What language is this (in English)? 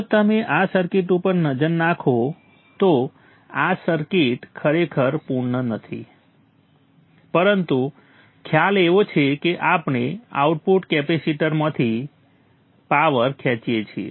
Gujarati